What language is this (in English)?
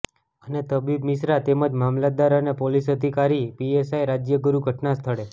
Gujarati